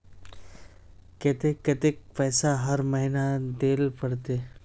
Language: Magahi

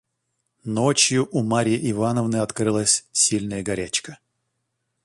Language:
Russian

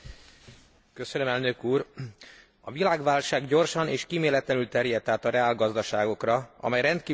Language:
Hungarian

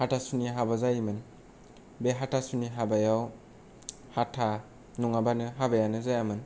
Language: Bodo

